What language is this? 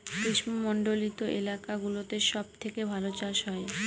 Bangla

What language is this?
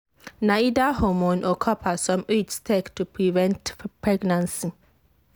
Nigerian Pidgin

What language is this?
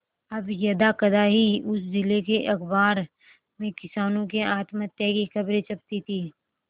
Hindi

